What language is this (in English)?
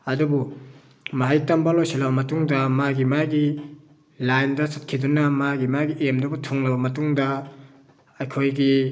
Manipuri